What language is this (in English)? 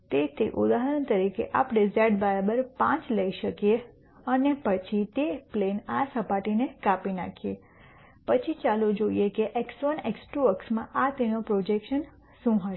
Gujarati